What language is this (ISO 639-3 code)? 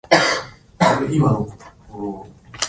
jpn